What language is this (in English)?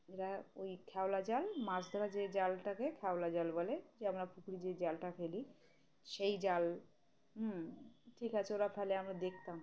Bangla